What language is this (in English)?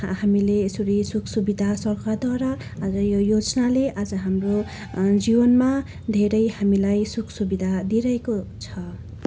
Nepali